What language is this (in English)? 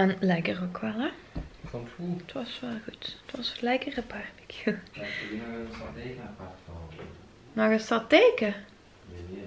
Dutch